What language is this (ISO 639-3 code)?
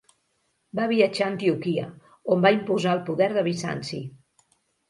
cat